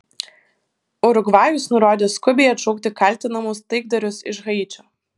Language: Lithuanian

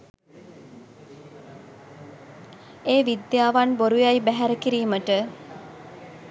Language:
Sinhala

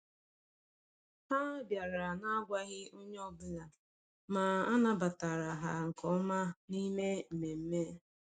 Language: Igbo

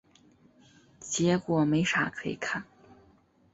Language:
Chinese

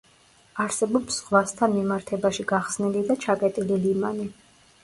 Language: Georgian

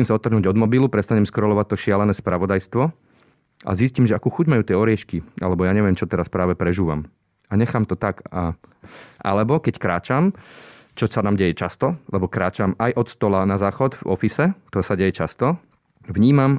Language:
Slovak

